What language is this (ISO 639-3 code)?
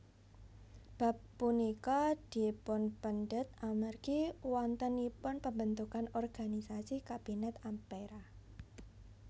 jav